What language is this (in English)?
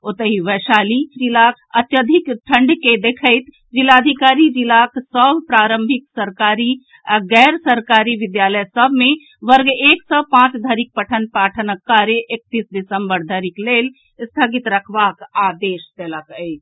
Maithili